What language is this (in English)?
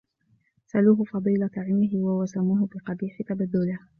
Arabic